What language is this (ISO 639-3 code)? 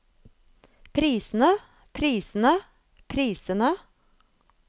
nor